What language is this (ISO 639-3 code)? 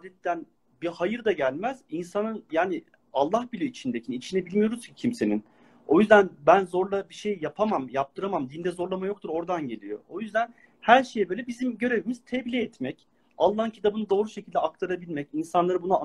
tur